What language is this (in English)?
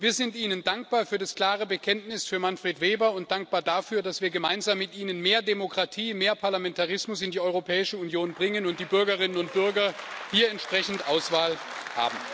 German